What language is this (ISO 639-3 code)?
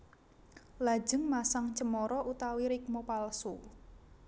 jav